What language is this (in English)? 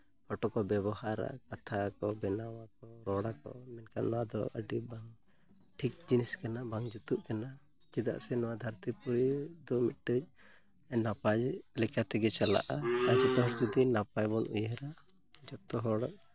Santali